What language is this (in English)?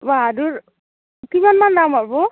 Assamese